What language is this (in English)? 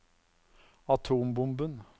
Norwegian